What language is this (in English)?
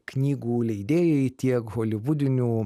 Lithuanian